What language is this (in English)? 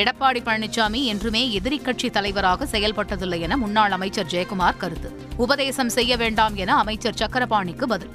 Tamil